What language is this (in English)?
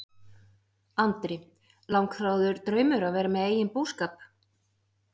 Icelandic